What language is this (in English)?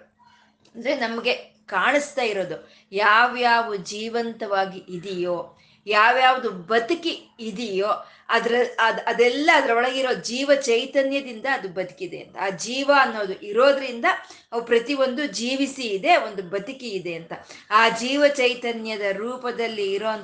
Kannada